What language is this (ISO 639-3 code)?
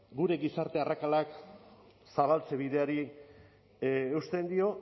eus